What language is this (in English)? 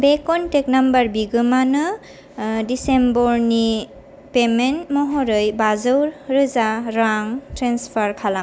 Bodo